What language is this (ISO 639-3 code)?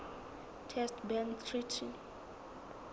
sot